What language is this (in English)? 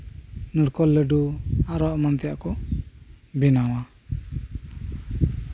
Santali